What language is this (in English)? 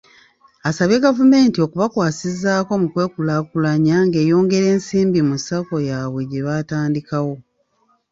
Ganda